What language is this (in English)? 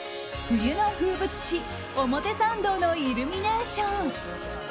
Japanese